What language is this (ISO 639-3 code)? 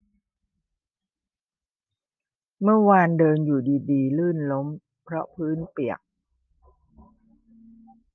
tha